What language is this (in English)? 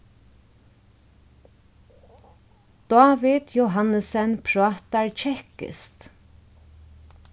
Faroese